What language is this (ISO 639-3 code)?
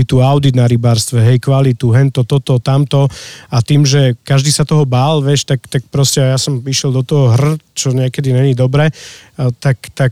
slk